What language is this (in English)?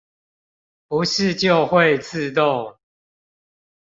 Chinese